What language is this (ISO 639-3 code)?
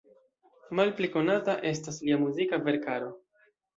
epo